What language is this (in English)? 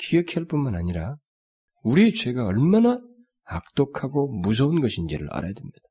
Korean